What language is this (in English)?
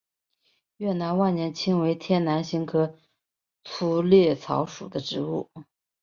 Chinese